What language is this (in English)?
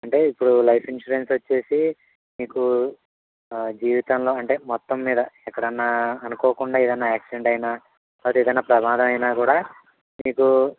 Telugu